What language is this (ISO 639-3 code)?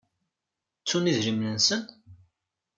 kab